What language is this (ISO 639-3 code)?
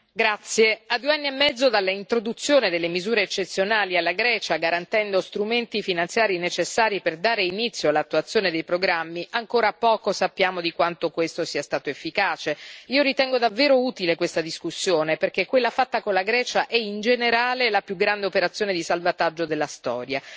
ita